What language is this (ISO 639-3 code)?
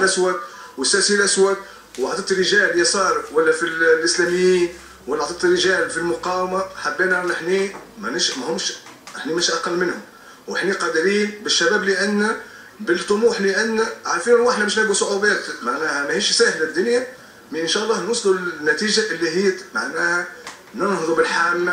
ara